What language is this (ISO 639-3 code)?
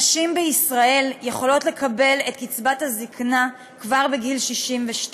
heb